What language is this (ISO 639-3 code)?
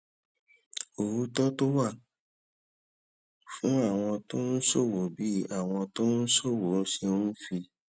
yor